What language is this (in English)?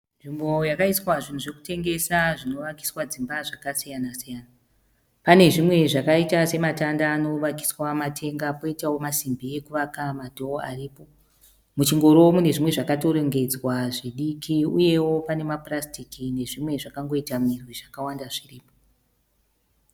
Shona